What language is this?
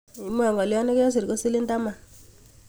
Kalenjin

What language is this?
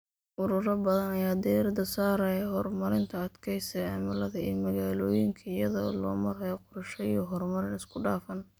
Somali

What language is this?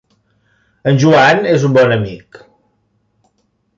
Catalan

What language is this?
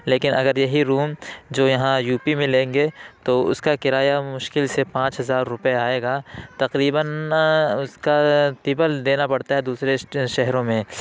Urdu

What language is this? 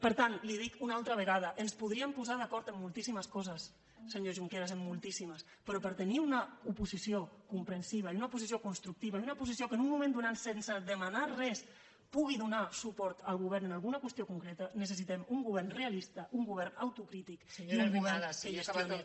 Catalan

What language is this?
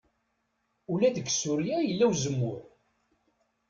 Kabyle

